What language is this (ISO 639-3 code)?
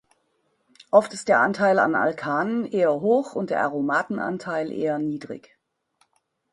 deu